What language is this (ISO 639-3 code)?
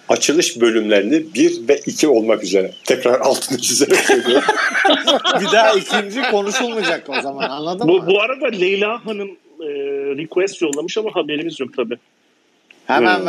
tur